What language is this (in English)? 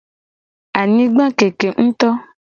Gen